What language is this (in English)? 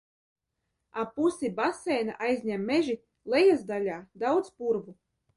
Latvian